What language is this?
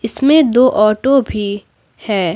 Hindi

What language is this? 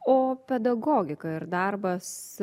Lithuanian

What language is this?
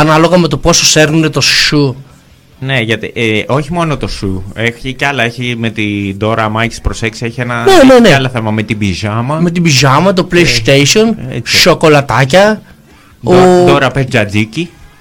Greek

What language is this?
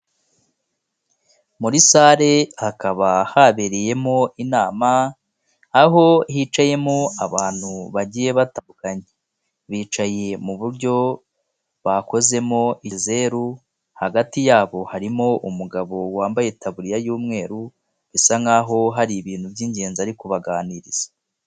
Kinyarwanda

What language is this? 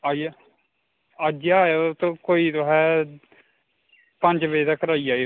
Dogri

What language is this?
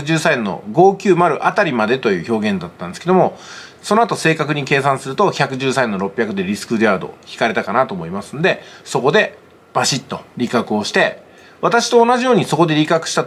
Japanese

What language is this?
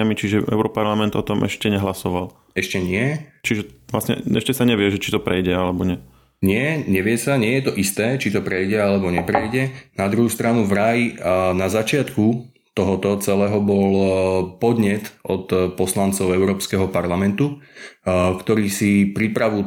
Slovak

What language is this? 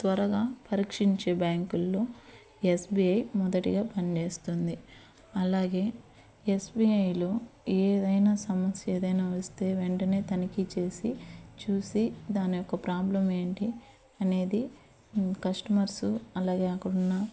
Telugu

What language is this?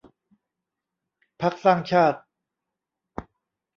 Thai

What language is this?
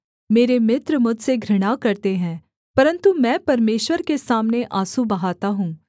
Hindi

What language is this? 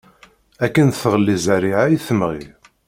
Kabyle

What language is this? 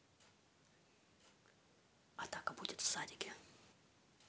Russian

